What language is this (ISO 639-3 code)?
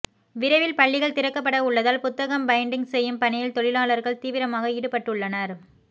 tam